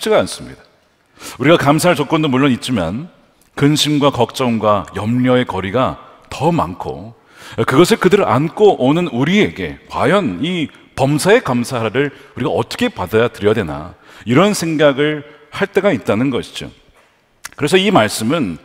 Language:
Korean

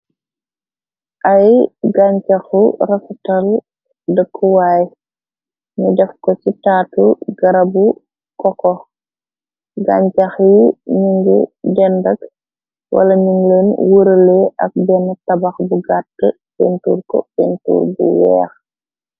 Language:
Wolof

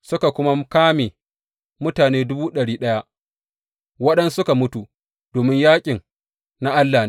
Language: Hausa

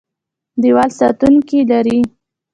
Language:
Pashto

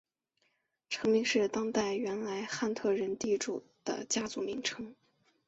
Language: Chinese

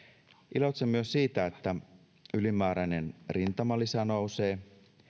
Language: Finnish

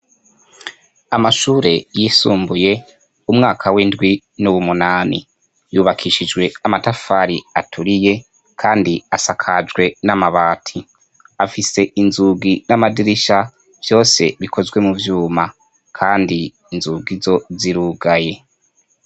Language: Rundi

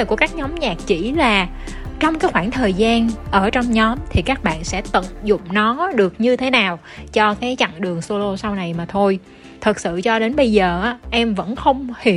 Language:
Vietnamese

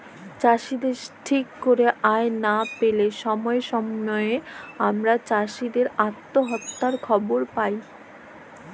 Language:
Bangla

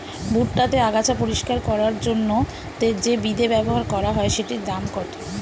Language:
Bangla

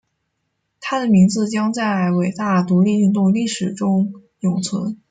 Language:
Chinese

